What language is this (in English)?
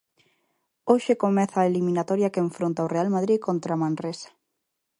Galician